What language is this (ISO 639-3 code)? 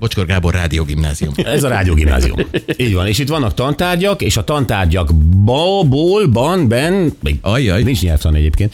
hun